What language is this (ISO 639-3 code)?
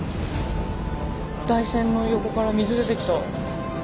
jpn